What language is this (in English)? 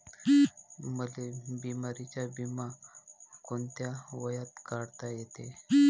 Marathi